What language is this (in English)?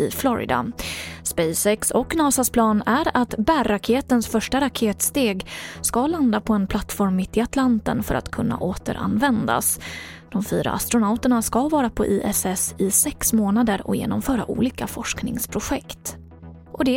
Swedish